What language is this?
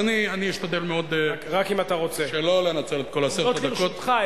Hebrew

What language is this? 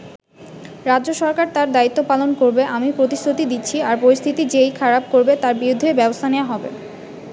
Bangla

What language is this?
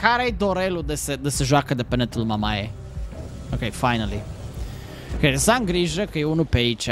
Romanian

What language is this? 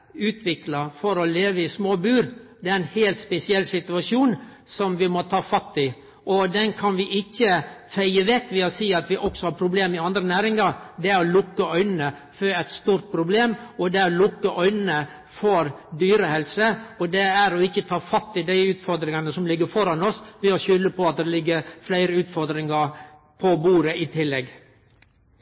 Norwegian Nynorsk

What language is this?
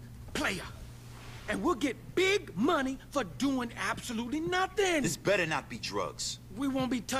German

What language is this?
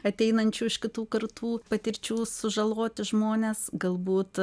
Lithuanian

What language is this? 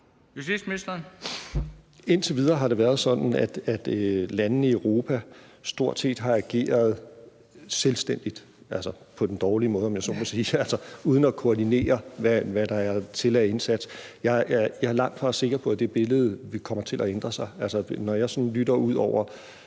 Danish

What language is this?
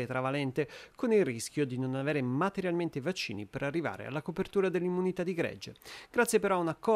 Italian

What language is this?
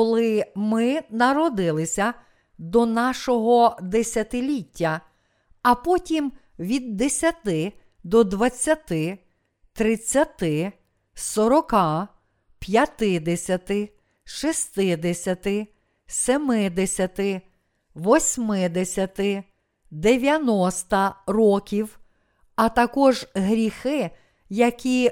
Ukrainian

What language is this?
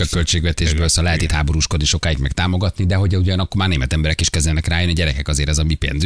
Hungarian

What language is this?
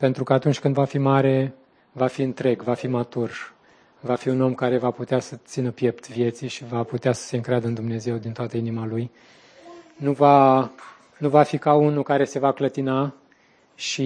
Romanian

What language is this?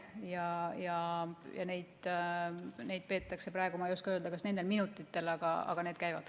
Estonian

